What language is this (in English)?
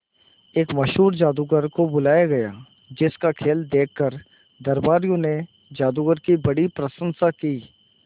Hindi